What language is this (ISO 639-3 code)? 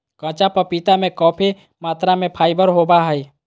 mag